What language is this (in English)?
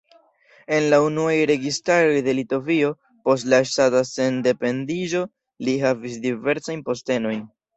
Esperanto